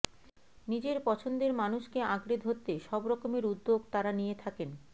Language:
Bangla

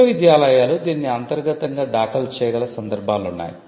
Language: Telugu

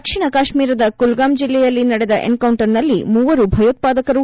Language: Kannada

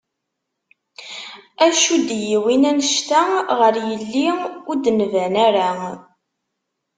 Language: Kabyle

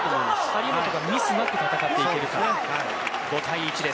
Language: Japanese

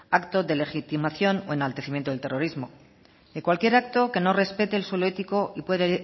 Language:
Spanish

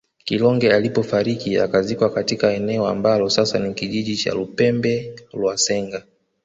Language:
Swahili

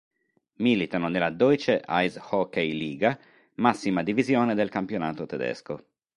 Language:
Italian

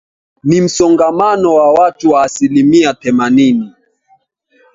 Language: Swahili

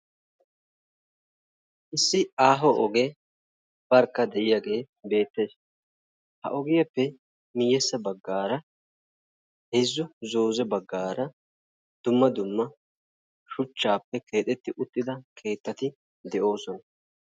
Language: Wolaytta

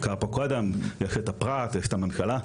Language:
Hebrew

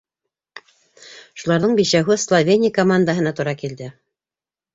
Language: Bashkir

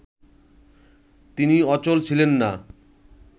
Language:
Bangla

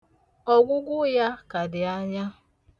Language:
Igbo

